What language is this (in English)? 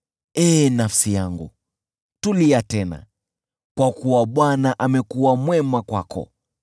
Swahili